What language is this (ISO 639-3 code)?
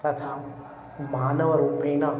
san